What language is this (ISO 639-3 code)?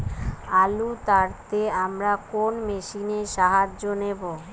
ben